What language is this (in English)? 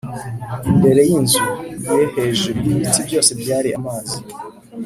Kinyarwanda